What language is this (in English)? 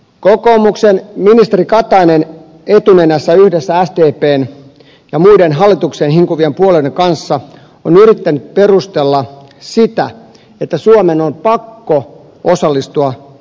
Finnish